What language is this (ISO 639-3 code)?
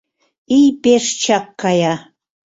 chm